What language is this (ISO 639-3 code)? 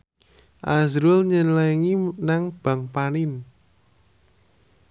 jav